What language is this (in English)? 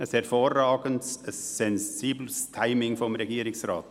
Swiss German